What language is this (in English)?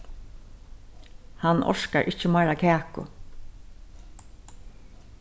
Faroese